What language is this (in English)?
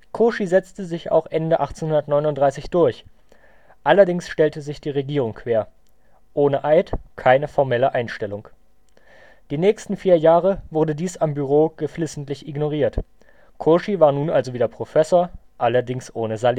German